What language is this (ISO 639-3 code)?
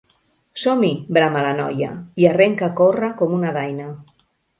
cat